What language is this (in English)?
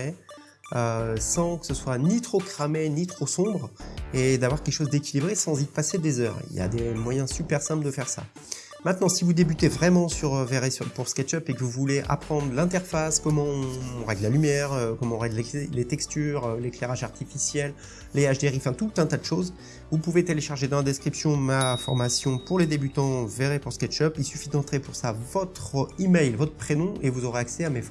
French